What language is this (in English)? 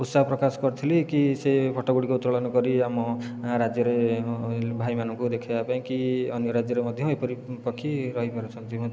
Odia